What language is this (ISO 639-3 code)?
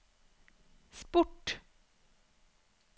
nor